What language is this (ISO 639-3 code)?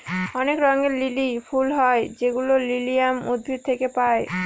ben